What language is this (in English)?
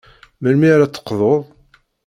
Kabyle